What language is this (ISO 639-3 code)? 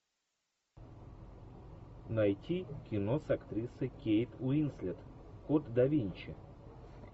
rus